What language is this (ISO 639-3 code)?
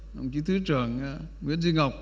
vie